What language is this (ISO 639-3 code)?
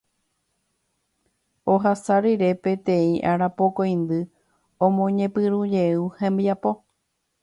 grn